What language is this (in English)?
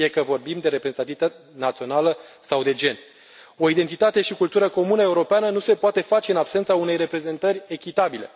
Romanian